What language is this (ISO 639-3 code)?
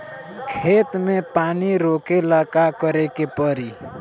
bho